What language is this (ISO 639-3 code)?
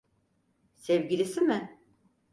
tur